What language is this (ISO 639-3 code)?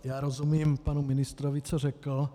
ces